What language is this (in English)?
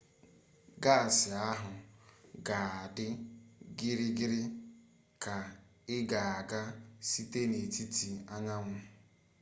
Igbo